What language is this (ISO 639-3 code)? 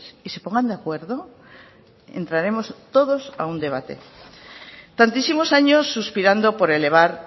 spa